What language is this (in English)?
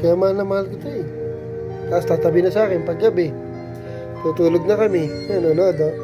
Filipino